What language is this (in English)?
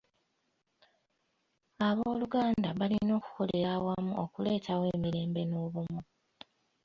Ganda